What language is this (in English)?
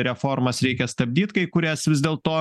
Lithuanian